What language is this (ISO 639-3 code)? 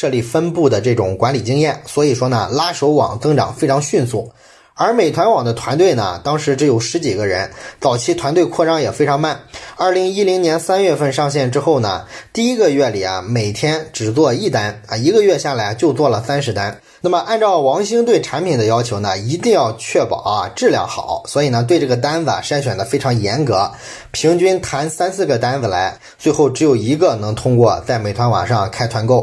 zho